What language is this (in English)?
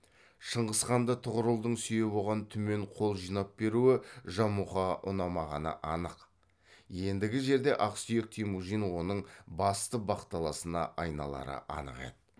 Kazakh